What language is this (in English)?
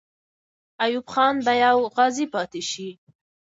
Pashto